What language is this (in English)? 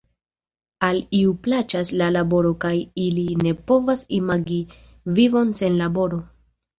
Esperanto